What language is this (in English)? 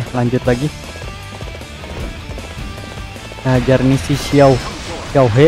Indonesian